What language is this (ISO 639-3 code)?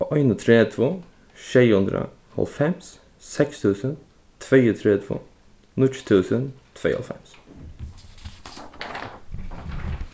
fao